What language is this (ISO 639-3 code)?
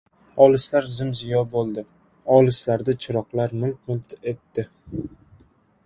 uzb